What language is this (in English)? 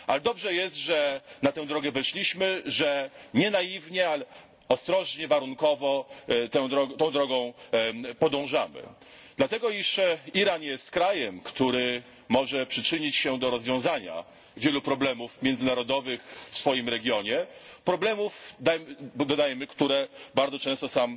Polish